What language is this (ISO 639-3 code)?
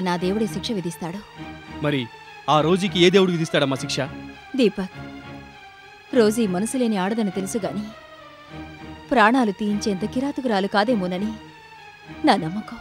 tel